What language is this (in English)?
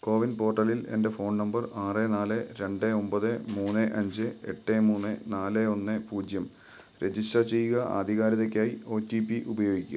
Malayalam